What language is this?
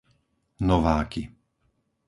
Slovak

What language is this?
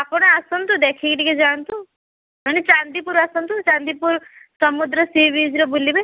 Odia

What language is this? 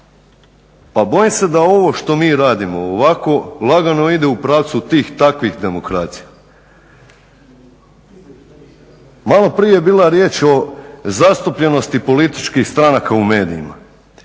Croatian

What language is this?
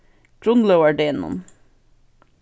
Faroese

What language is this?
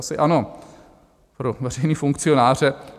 Czech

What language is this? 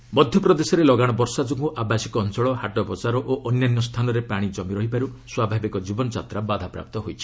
Odia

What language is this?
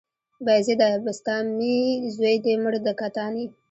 Pashto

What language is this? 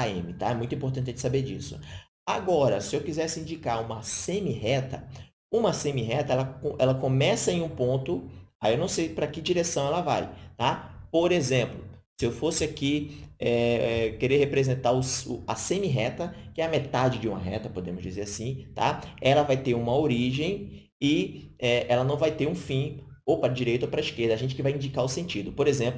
Portuguese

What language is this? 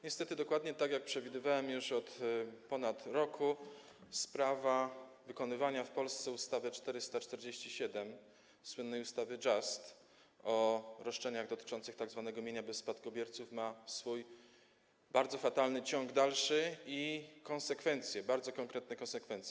Polish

